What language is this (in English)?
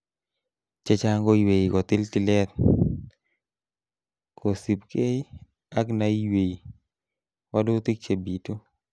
Kalenjin